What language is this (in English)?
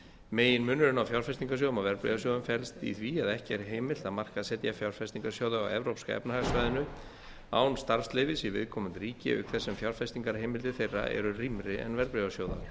Icelandic